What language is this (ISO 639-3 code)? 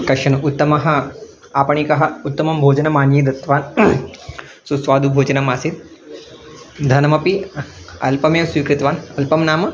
san